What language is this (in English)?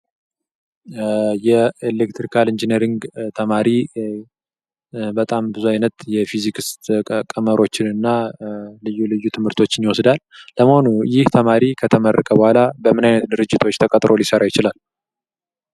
Amharic